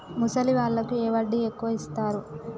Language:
Telugu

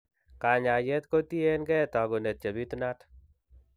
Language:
Kalenjin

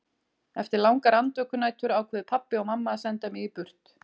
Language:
Icelandic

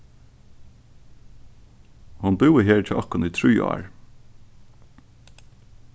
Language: Faroese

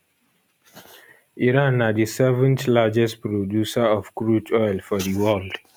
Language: Nigerian Pidgin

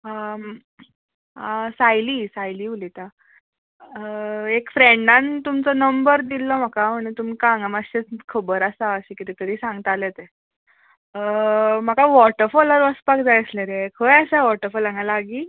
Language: Konkani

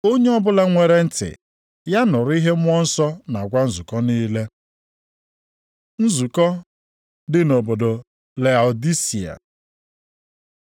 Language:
Igbo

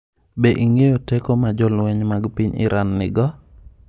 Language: Luo (Kenya and Tanzania)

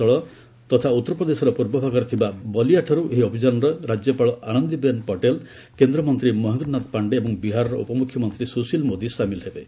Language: Odia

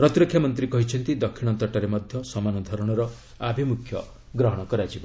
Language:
Odia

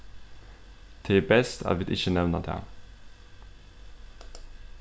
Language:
Faroese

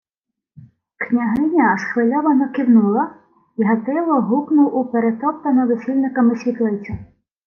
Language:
Ukrainian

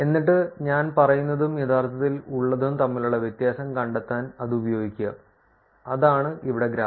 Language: Malayalam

